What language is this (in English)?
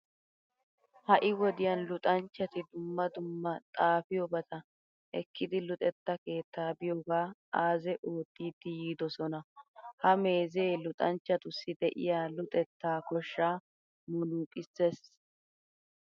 Wolaytta